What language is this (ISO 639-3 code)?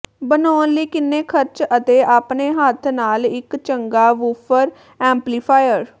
pan